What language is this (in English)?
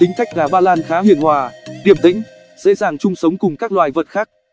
Vietnamese